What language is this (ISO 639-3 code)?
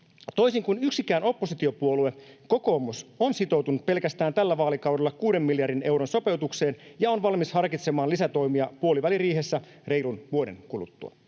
fin